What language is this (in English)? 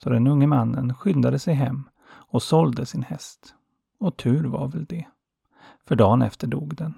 Swedish